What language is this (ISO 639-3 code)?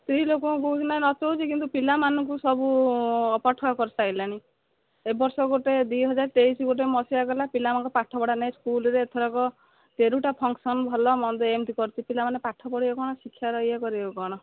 ori